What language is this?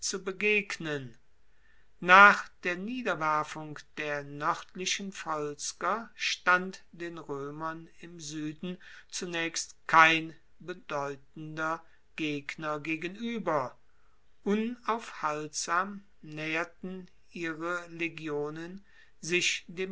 German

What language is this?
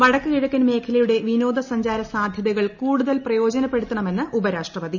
Malayalam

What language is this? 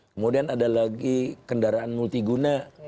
Indonesian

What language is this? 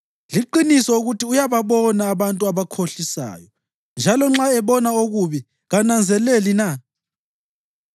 North Ndebele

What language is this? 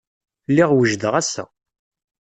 Kabyle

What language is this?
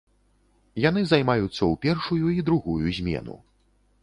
Belarusian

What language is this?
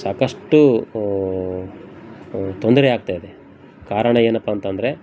Kannada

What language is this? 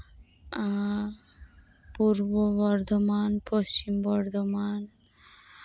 Santali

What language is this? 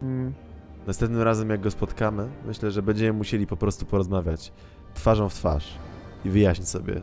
Polish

